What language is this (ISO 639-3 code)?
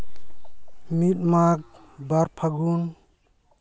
sat